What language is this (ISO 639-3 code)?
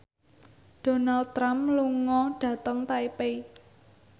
jav